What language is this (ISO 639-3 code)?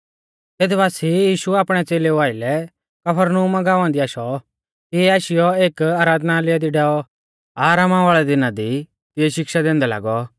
bfz